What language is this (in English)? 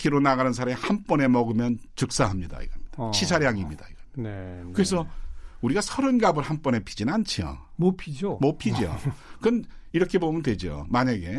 Korean